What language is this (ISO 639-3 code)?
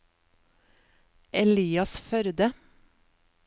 nor